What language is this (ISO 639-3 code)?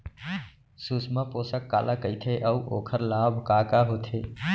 hne